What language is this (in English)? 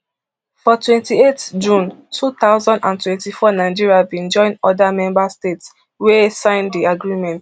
Nigerian Pidgin